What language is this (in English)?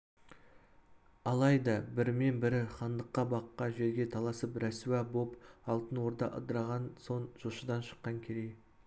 Kazakh